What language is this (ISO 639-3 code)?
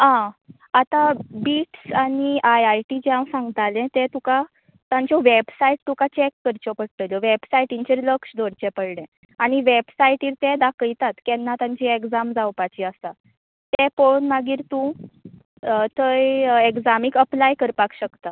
kok